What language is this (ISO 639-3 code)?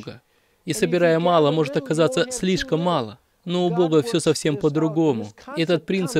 rus